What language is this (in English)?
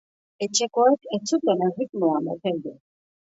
Basque